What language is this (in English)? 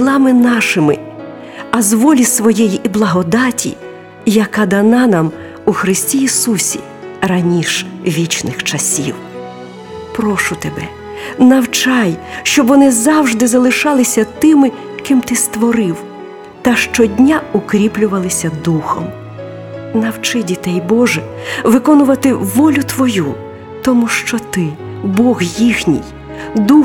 Ukrainian